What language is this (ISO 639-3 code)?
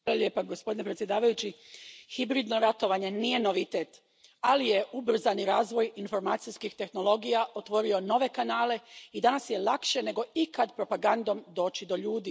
hrv